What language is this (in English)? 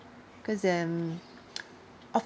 English